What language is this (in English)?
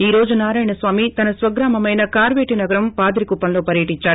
Telugu